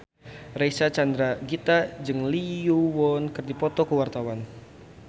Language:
Sundanese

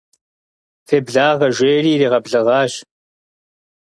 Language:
Kabardian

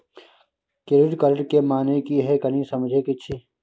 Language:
Maithili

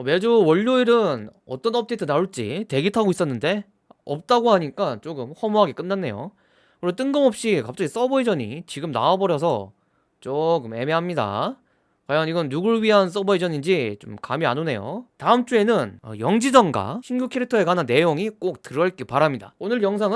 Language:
Korean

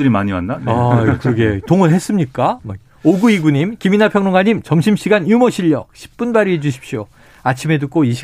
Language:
Korean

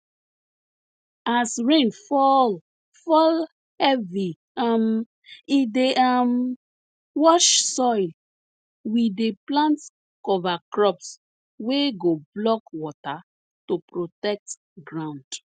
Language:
Nigerian Pidgin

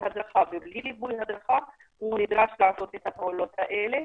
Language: Hebrew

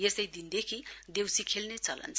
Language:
Nepali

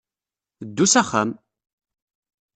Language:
Kabyle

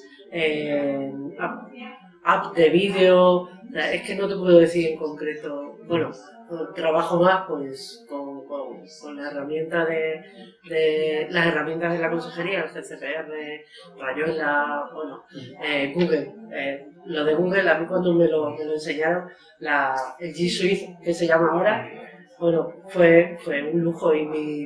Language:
Spanish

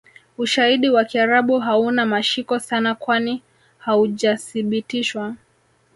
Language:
Swahili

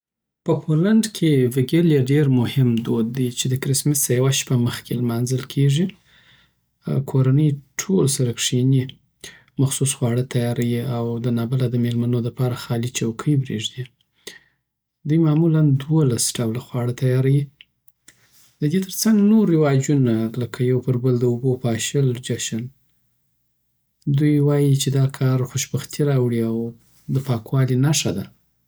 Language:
Southern Pashto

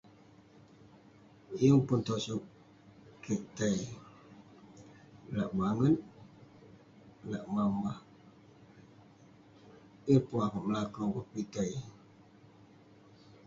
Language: Western Penan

